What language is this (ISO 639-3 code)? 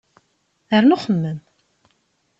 kab